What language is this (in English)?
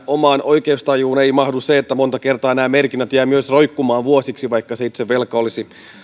Finnish